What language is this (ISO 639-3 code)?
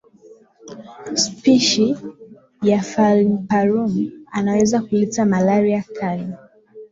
swa